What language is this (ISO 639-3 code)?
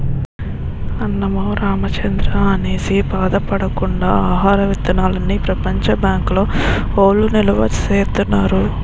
tel